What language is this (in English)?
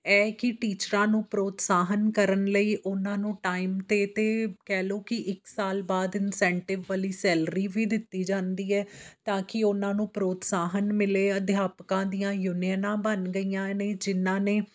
Punjabi